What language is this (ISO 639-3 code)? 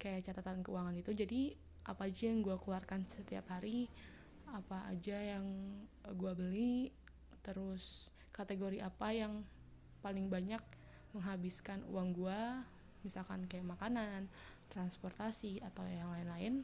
ind